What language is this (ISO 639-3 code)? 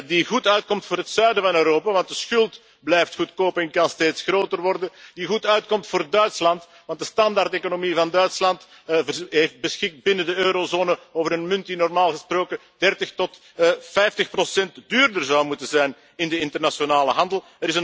nld